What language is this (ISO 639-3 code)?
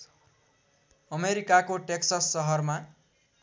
nep